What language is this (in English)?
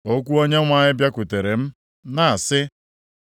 Igbo